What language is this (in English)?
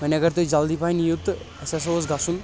Kashmiri